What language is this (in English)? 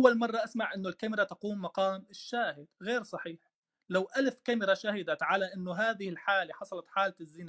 Arabic